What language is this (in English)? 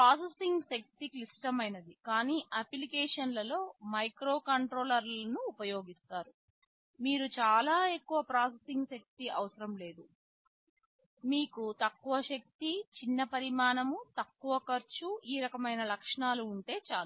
Telugu